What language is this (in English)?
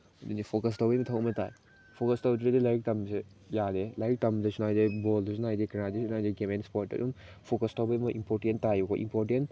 Manipuri